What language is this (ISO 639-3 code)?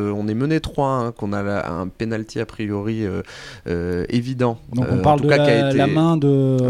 fra